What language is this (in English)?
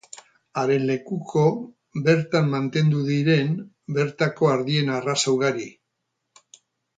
Basque